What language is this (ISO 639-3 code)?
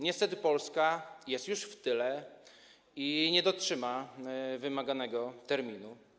pol